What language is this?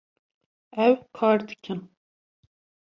Kurdish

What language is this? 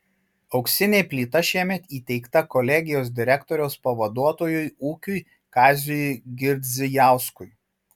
Lithuanian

